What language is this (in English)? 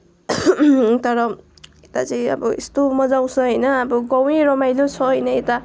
Nepali